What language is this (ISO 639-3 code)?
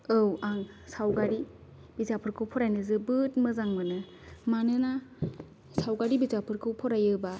brx